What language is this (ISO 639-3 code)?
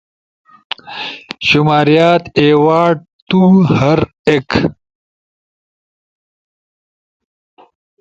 ush